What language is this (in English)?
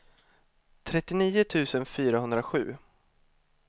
Swedish